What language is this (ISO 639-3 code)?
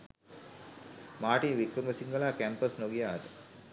sin